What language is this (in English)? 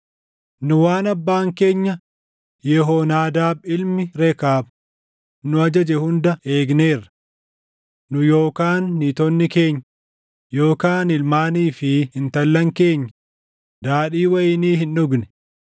Oromo